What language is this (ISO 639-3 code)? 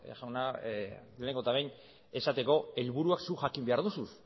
eus